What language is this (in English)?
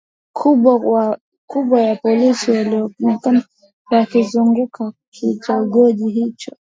Swahili